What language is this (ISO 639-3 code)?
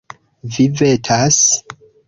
epo